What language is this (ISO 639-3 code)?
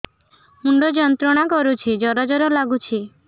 ori